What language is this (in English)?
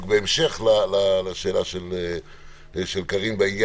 Hebrew